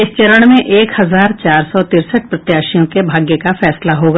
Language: Hindi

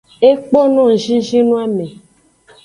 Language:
Aja (Benin)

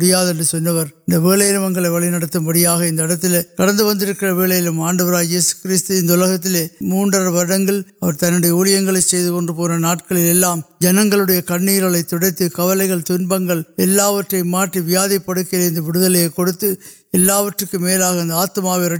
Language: Urdu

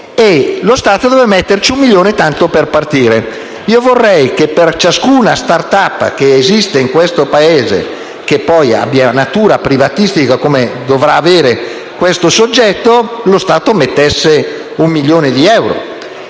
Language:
Italian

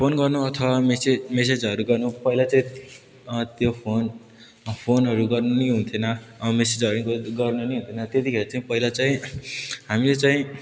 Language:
Nepali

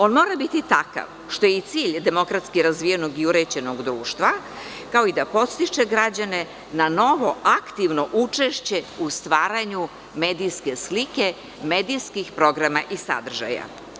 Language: Serbian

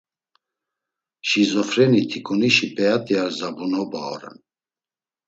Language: Laz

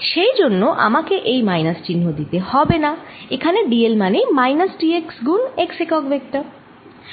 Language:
Bangla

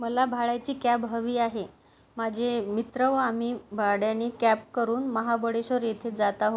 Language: Marathi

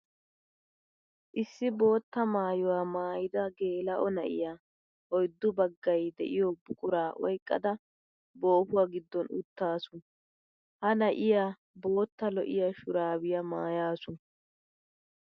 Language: Wolaytta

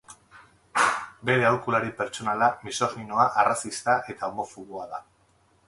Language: Basque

